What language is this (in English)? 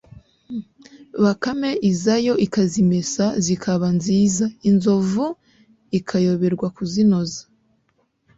Kinyarwanda